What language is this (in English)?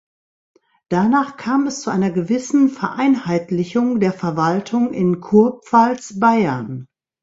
German